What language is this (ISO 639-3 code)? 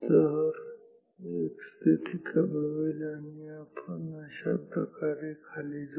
mar